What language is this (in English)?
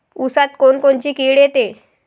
Marathi